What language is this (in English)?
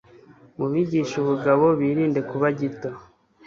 Kinyarwanda